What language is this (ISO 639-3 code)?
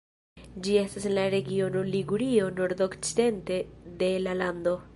epo